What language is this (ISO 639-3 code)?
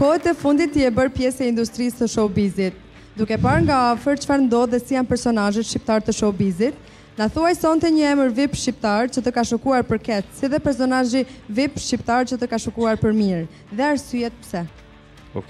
ron